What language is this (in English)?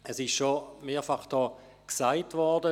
Swiss German